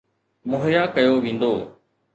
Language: Sindhi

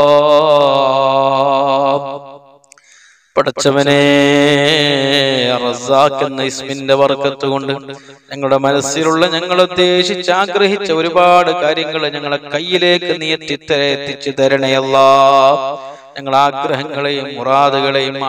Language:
Arabic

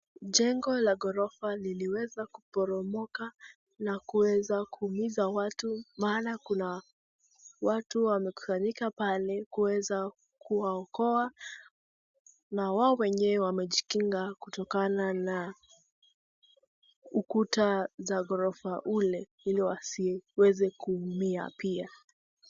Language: Swahili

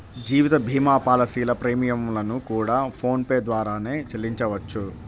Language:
Telugu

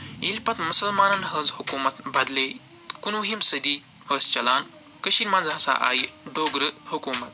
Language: Kashmiri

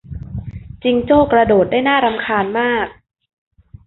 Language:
Thai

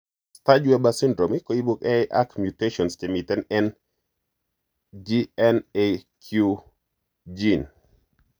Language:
Kalenjin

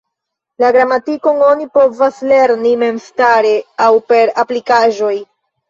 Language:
Esperanto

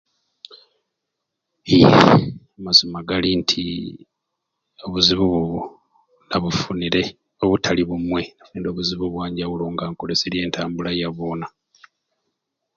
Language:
Ruuli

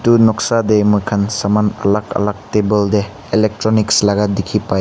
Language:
Naga Pidgin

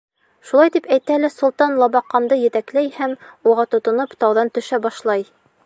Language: Bashkir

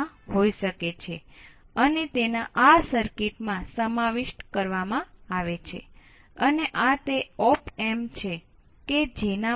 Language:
Gujarati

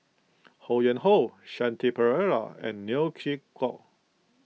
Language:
English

